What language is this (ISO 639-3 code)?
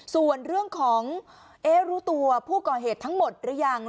tha